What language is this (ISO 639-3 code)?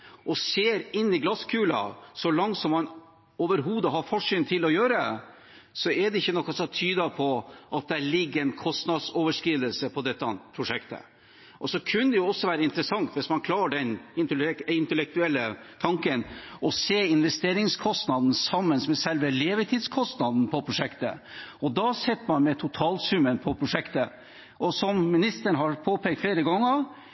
nob